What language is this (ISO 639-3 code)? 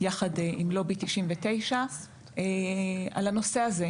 heb